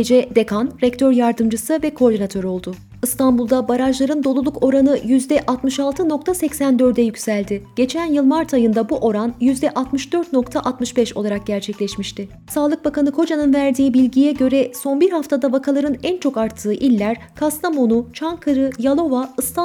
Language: Turkish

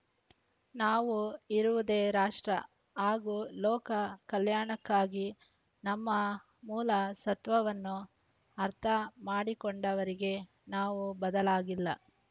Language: Kannada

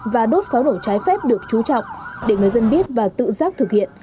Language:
Vietnamese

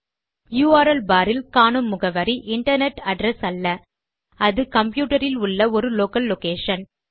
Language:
Tamil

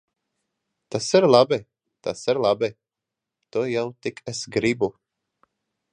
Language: Latvian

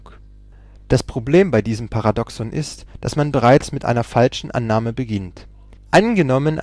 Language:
German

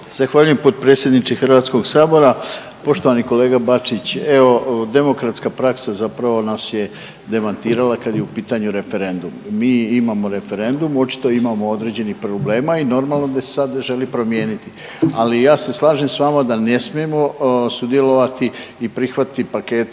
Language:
Croatian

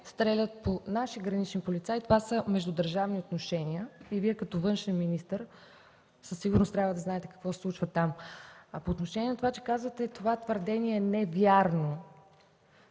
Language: Bulgarian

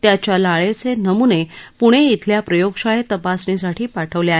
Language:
Marathi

